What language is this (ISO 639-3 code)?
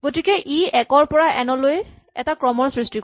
asm